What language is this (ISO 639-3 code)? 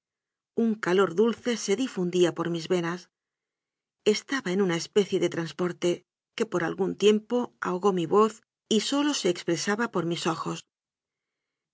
spa